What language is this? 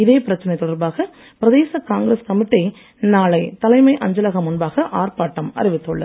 Tamil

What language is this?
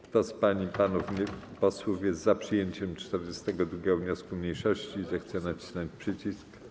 Polish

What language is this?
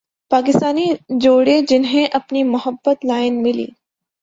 Urdu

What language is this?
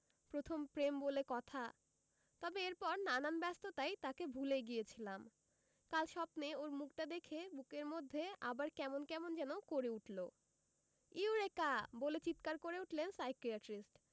Bangla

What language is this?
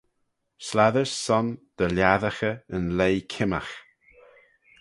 Manx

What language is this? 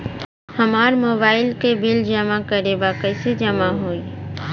Bhojpuri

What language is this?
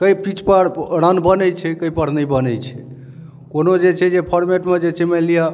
Maithili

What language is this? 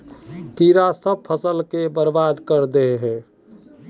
Magahi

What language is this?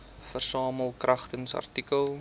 Afrikaans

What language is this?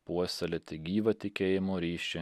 Lithuanian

